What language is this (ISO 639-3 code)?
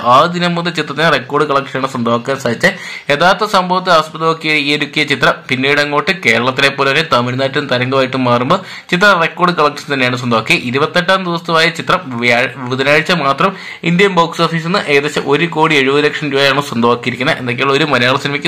mal